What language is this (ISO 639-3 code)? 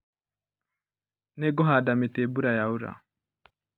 kik